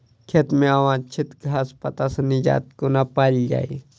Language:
Maithili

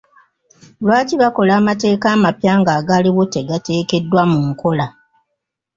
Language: Ganda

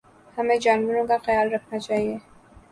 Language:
Urdu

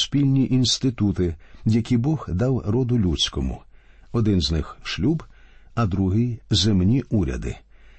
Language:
Ukrainian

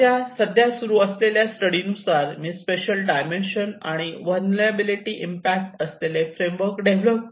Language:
Marathi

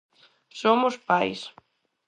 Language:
Galician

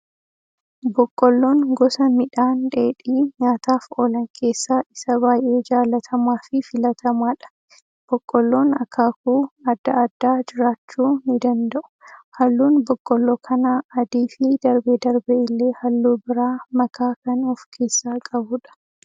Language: Oromo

